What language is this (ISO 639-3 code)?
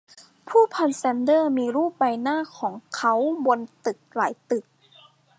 tha